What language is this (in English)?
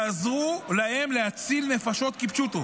Hebrew